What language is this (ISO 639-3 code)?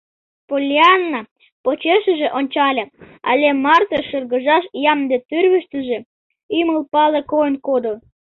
chm